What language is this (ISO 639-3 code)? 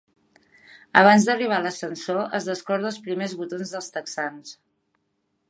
cat